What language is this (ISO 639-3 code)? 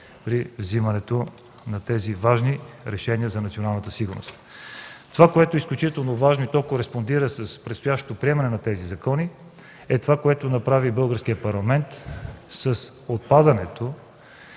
bul